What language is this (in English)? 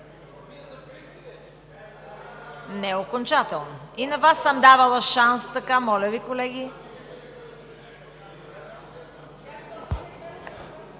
Bulgarian